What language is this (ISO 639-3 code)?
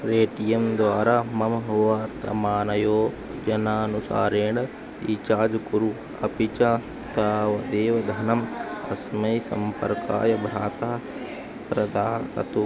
san